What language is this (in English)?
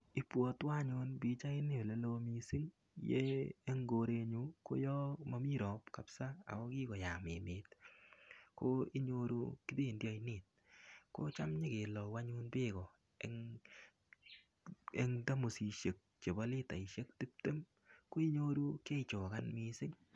Kalenjin